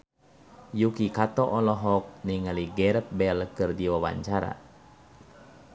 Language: Sundanese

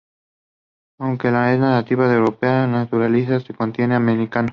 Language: Spanish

